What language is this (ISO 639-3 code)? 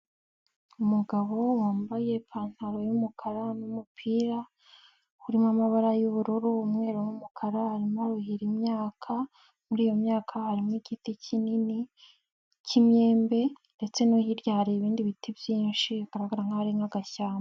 kin